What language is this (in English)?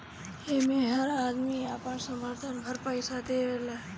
Bhojpuri